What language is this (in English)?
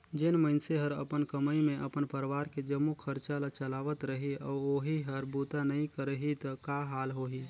Chhattisgarhi